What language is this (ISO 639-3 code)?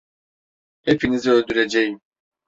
tur